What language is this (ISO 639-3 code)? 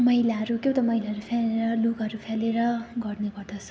nep